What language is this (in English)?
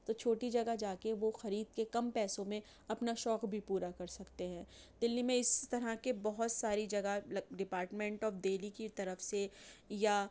Urdu